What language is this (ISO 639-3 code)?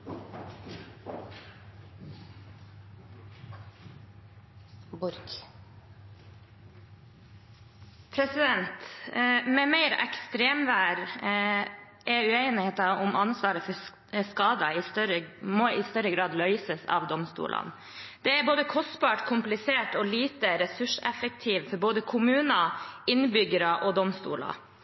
nor